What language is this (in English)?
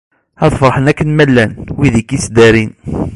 Kabyle